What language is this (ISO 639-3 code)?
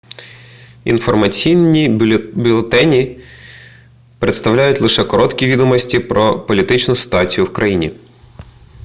ukr